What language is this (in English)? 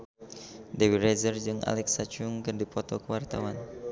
Sundanese